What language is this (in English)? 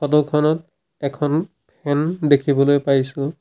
Assamese